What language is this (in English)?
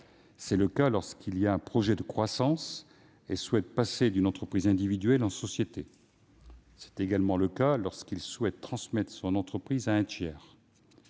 French